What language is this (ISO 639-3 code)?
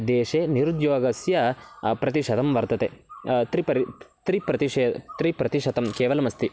san